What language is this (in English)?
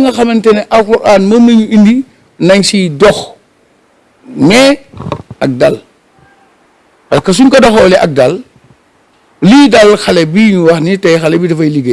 French